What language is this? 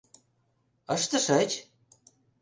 Mari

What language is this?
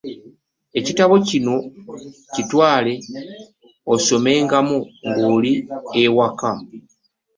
Ganda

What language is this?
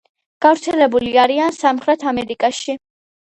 Georgian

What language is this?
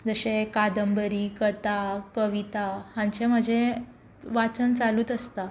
Konkani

